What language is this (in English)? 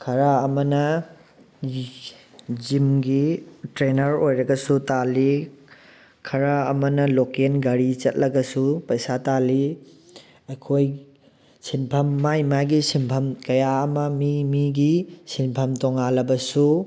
Manipuri